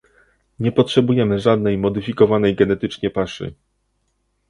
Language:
Polish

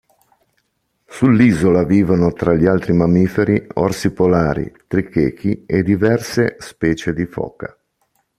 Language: Italian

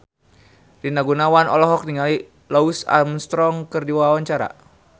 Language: Sundanese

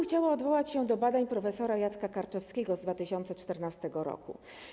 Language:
Polish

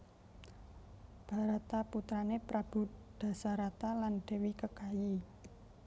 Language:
Javanese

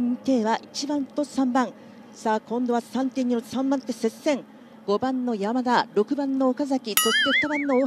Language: Japanese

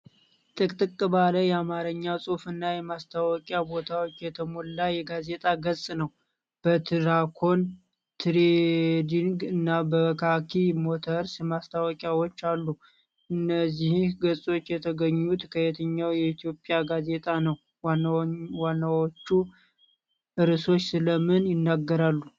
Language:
Amharic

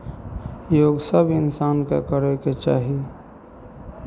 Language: Maithili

